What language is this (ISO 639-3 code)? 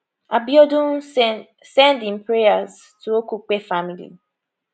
pcm